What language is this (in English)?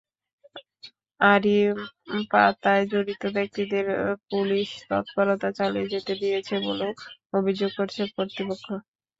Bangla